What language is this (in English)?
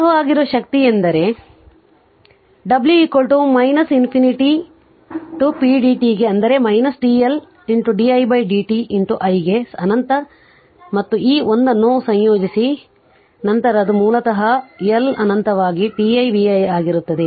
Kannada